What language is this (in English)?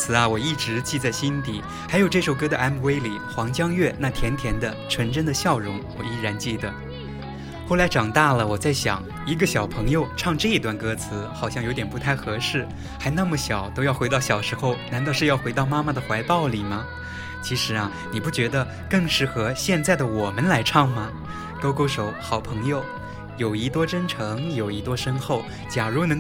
Chinese